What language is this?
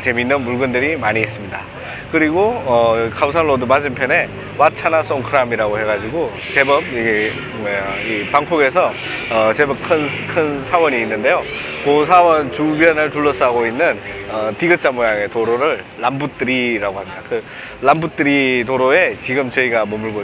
Korean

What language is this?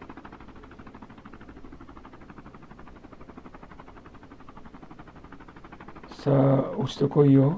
Japanese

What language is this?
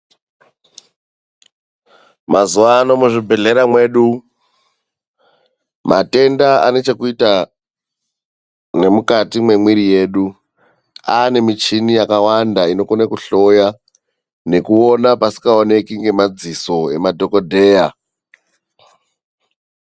Ndau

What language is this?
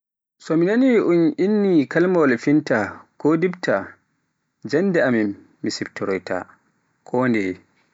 Pular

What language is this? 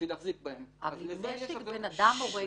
Hebrew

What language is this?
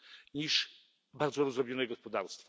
Polish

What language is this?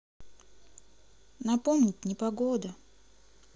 Russian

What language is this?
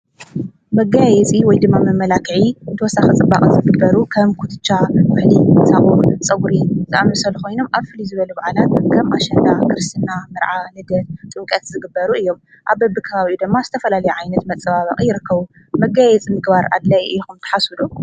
Tigrinya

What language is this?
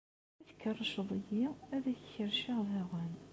Kabyle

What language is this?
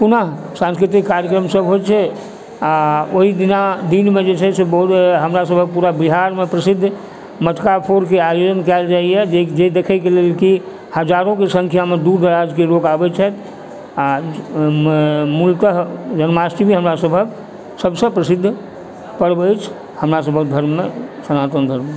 Maithili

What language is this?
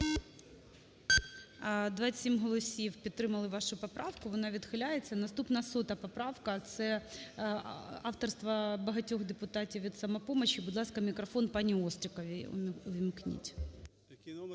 Ukrainian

